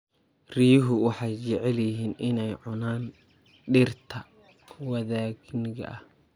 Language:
Somali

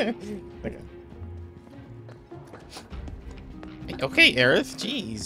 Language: English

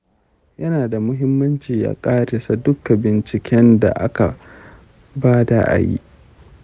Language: Hausa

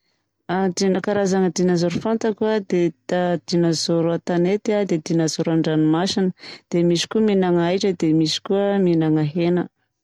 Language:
Southern Betsimisaraka Malagasy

